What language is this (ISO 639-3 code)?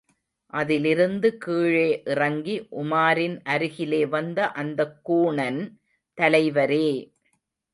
tam